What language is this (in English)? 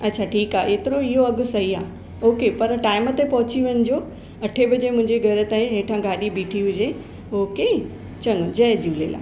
Sindhi